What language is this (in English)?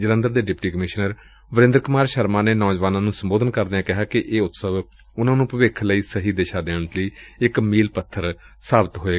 Punjabi